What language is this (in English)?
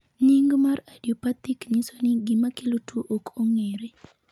Luo (Kenya and Tanzania)